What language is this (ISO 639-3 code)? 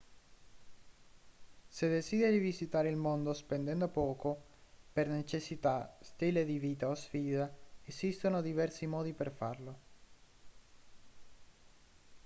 ita